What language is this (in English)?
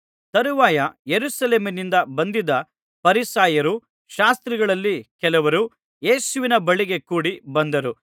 Kannada